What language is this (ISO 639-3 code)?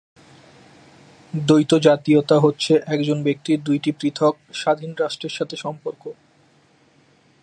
ben